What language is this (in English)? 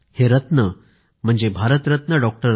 Marathi